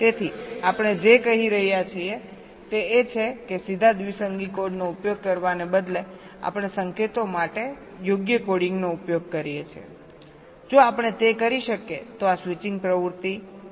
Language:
Gujarati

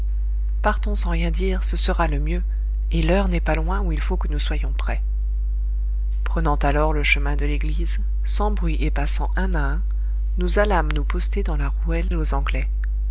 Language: French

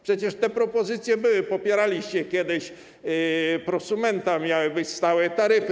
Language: Polish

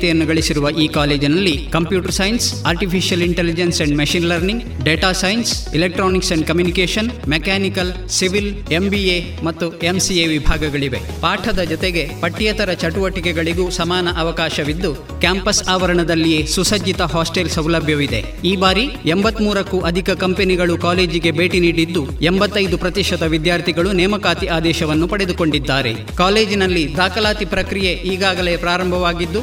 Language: Kannada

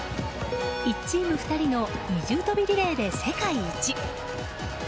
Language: Japanese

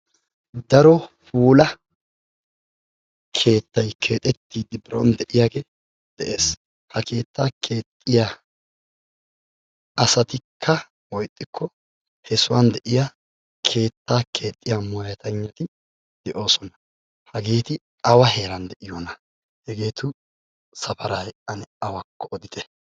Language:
Wolaytta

